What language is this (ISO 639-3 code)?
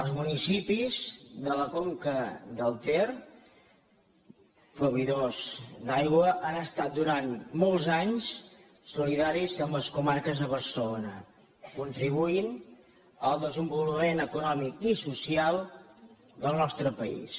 cat